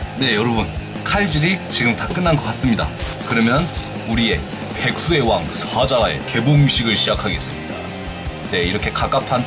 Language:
Korean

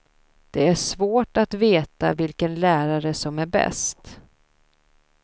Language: Swedish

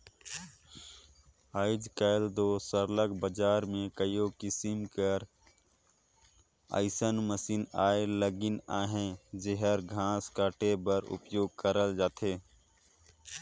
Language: Chhattisgarhi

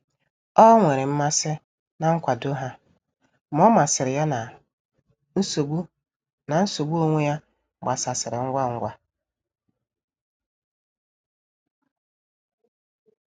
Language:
Igbo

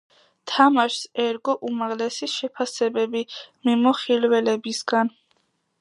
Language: Georgian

